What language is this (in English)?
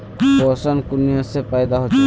Magahi